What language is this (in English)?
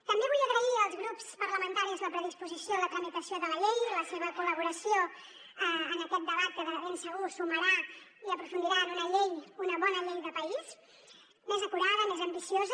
Catalan